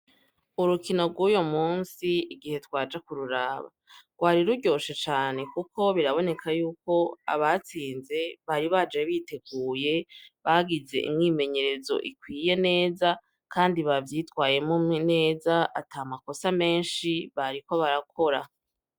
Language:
Rundi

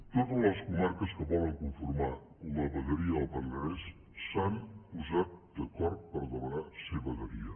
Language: Catalan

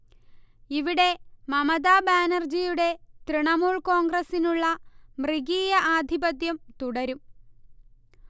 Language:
Malayalam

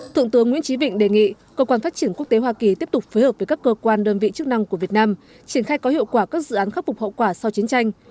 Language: Vietnamese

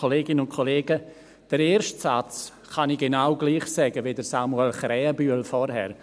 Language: Swiss German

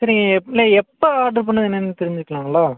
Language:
Tamil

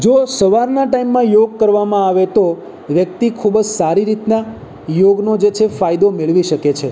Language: Gujarati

